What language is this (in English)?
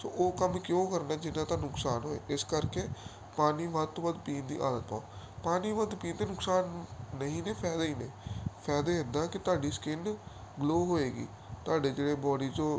Punjabi